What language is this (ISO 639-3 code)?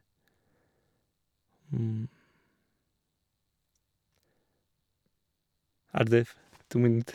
nor